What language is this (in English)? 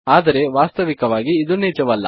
Kannada